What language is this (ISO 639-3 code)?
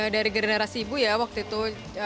ind